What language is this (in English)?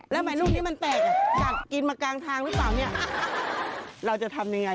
Thai